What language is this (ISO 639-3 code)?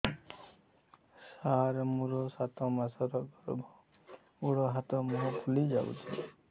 ori